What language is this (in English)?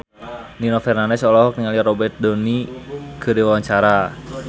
Sundanese